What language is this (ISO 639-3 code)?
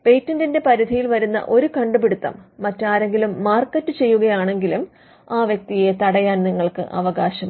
mal